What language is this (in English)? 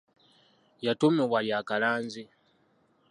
Ganda